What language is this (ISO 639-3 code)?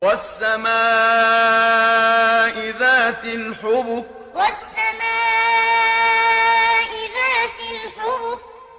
ara